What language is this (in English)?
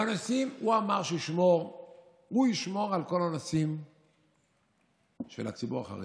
Hebrew